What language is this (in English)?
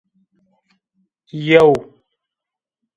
Zaza